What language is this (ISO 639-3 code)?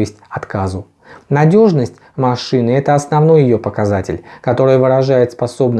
rus